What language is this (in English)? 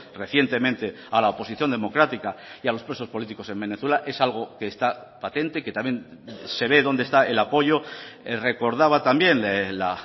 Spanish